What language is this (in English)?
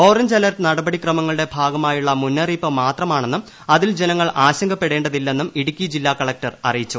Malayalam